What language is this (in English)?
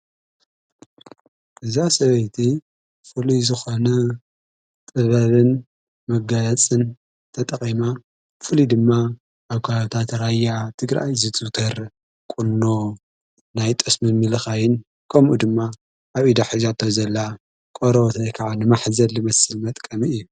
Tigrinya